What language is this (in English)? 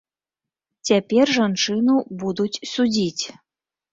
Belarusian